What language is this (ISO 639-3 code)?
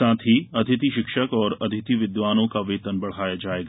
hin